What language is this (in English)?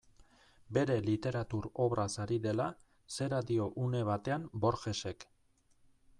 Basque